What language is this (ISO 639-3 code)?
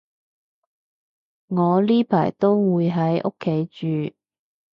yue